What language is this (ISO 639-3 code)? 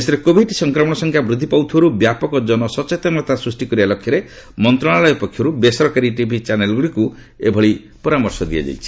ori